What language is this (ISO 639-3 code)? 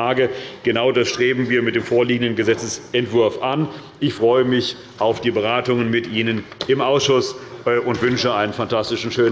deu